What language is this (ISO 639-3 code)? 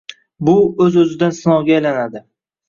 uzb